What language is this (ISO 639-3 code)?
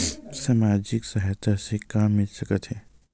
hne